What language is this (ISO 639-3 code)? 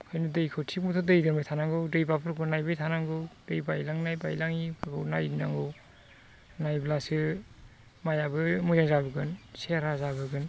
brx